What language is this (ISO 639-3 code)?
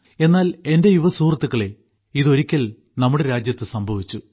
mal